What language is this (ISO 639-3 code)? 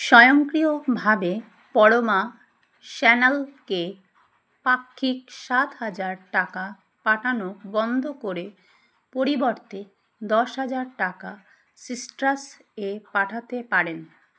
ben